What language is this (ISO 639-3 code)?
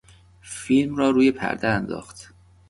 fas